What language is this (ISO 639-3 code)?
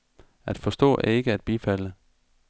dan